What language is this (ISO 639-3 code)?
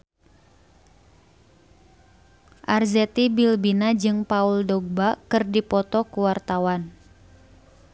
sun